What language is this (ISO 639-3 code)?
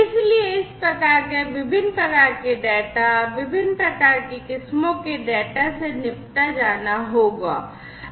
hin